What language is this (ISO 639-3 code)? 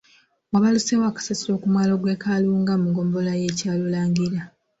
lug